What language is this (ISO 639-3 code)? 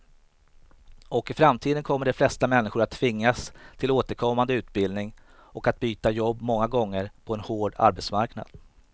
swe